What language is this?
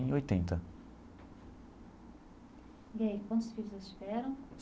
Portuguese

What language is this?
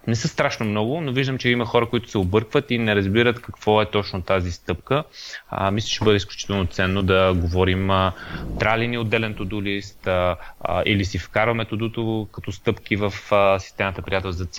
Bulgarian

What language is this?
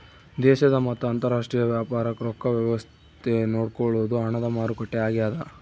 Kannada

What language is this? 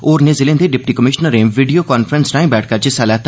Dogri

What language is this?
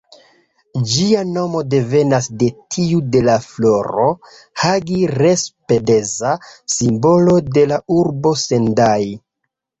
Esperanto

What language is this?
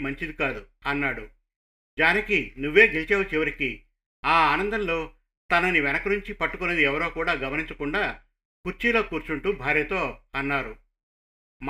Telugu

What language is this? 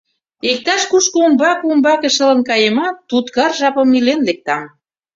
Mari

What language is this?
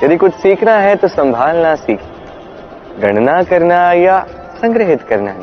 Hindi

